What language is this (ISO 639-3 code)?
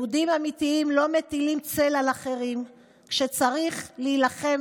heb